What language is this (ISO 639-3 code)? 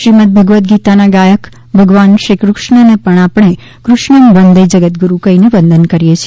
guj